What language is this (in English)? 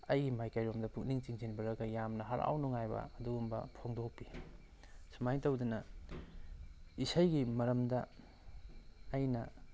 Manipuri